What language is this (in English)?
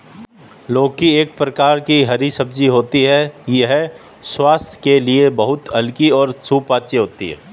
Hindi